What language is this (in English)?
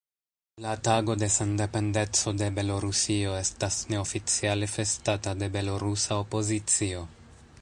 Esperanto